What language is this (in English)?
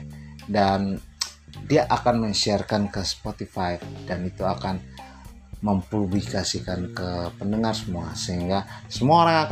Indonesian